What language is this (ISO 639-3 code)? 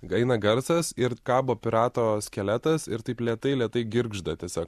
lit